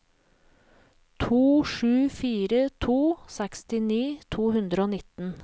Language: Norwegian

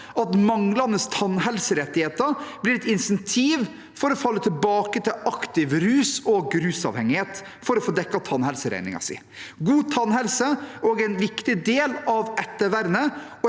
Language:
Norwegian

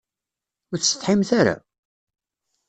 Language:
Kabyle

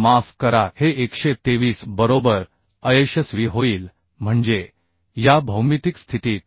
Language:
Marathi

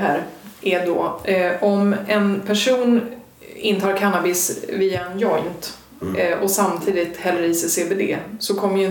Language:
Swedish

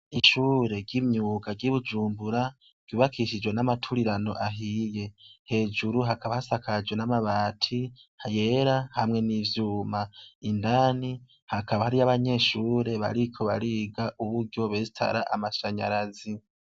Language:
Rundi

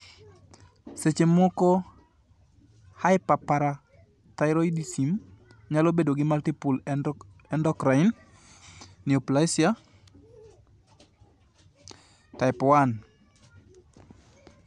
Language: Luo (Kenya and Tanzania)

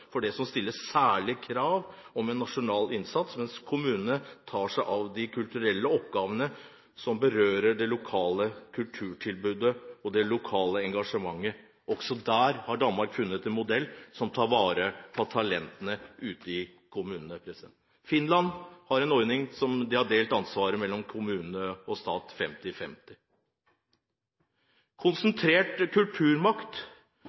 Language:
Norwegian Bokmål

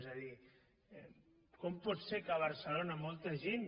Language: Catalan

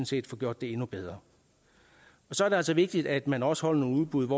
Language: Danish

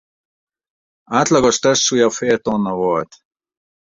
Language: Hungarian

